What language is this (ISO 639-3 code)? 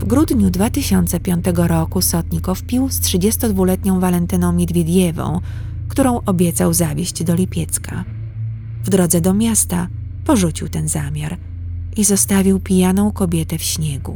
pol